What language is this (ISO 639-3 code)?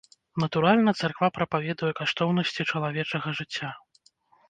bel